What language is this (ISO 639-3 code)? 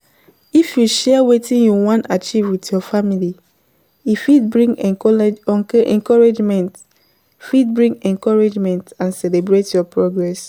pcm